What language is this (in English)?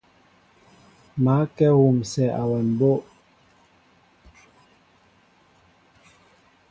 Mbo (Cameroon)